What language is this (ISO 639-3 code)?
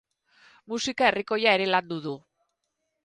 eus